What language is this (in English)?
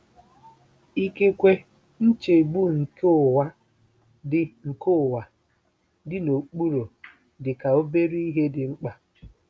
Igbo